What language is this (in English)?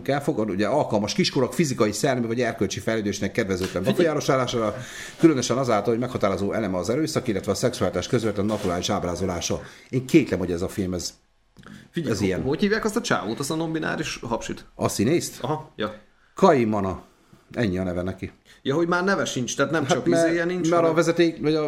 Hungarian